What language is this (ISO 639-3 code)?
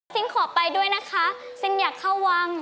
tha